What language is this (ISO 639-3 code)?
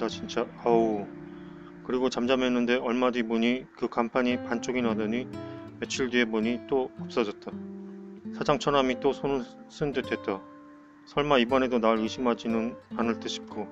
kor